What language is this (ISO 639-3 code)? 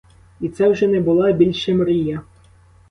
ukr